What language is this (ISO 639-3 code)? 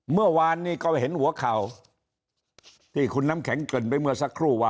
tha